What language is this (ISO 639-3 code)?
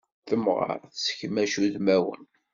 kab